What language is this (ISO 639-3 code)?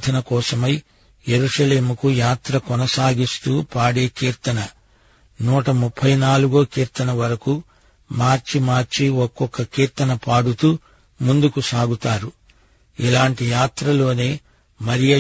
tel